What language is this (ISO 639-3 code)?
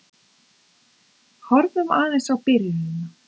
isl